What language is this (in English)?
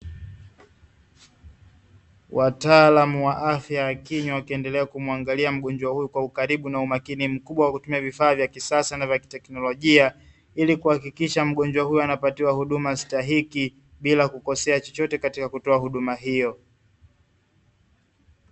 Swahili